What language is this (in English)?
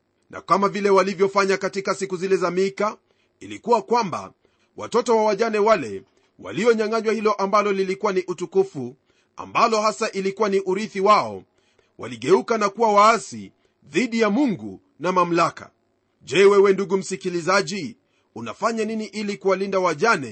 Swahili